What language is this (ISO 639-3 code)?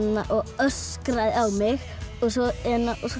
isl